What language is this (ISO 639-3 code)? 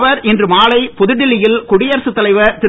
tam